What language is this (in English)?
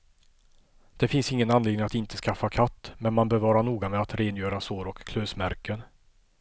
Swedish